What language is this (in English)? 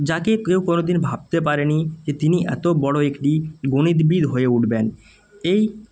Bangla